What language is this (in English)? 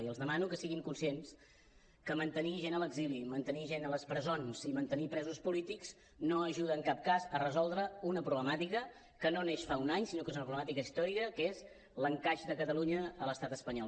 Catalan